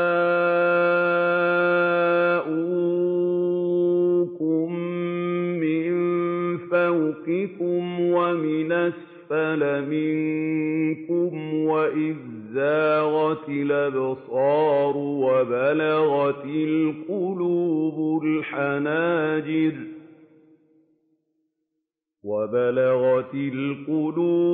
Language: Arabic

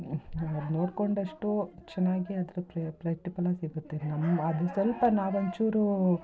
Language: Kannada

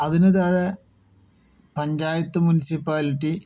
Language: Malayalam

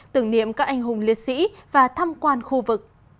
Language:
Vietnamese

